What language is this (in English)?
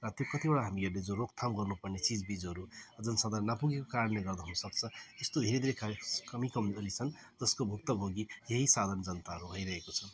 Nepali